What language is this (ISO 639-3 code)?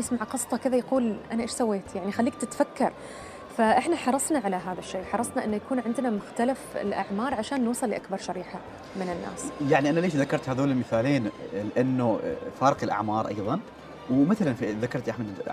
ara